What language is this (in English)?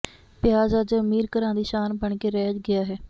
Punjabi